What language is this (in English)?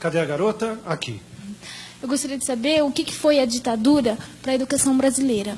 Portuguese